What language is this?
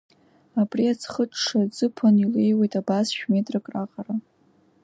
Abkhazian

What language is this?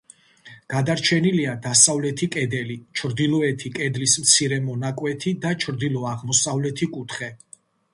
Georgian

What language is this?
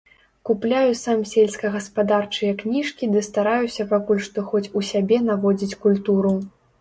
Belarusian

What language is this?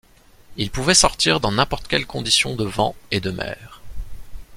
French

